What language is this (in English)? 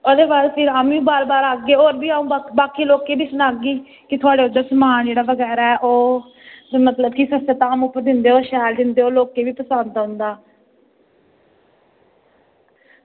Dogri